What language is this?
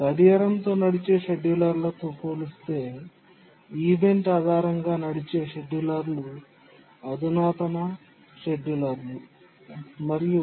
Telugu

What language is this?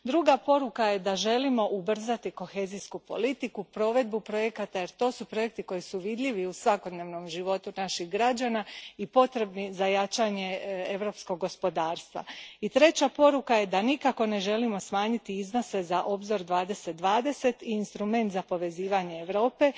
Croatian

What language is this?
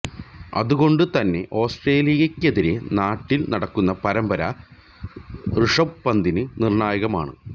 Malayalam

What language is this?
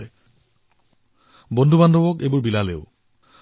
Assamese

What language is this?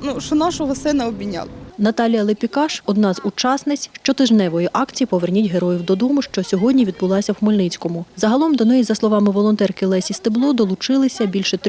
Ukrainian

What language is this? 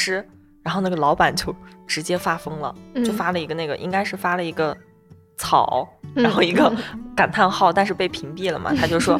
Chinese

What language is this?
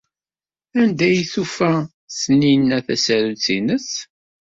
Kabyle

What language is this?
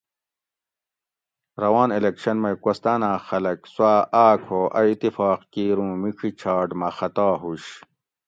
Gawri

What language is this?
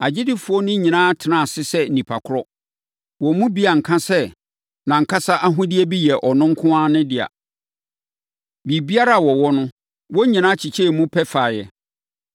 Akan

